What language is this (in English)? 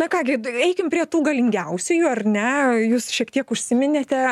Lithuanian